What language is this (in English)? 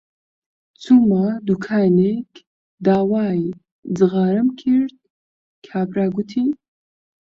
Central Kurdish